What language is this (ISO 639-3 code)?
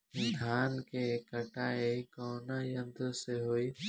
bho